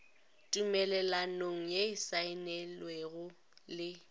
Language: Northern Sotho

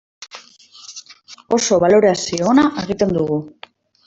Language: Basque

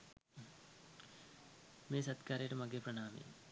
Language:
Sinhala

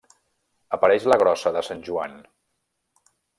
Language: Catalan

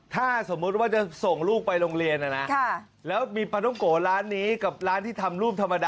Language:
Thai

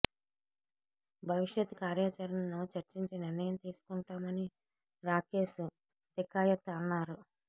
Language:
Telugu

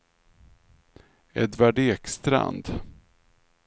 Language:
Swedish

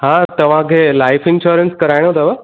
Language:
Sindhi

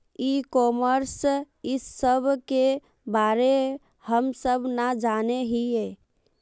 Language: Magahi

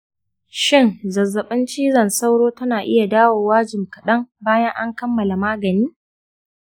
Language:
Hausa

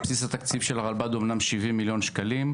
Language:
Hebrew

